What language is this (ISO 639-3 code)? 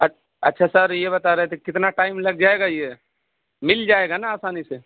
urd